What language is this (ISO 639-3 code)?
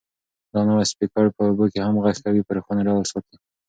pus